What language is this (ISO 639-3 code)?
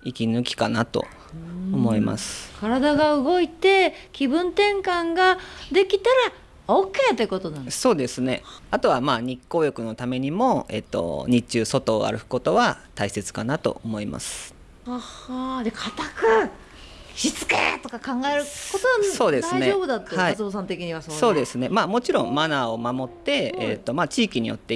jpn